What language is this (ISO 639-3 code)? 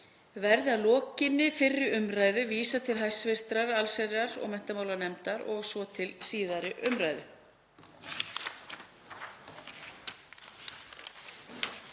isl